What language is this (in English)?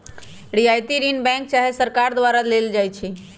Magahi